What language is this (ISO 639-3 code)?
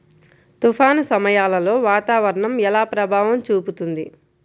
tel